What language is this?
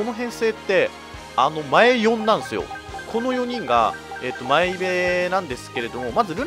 Japanese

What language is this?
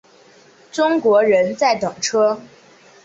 Chinese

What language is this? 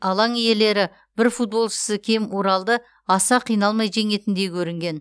Kazakh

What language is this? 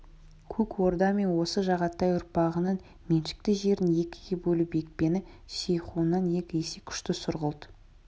Kazakh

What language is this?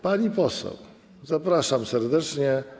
Polish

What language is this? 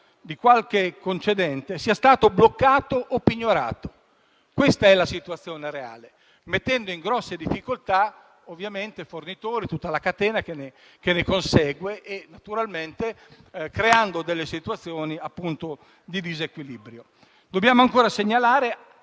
Italian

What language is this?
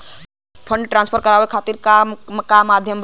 Bhojpuri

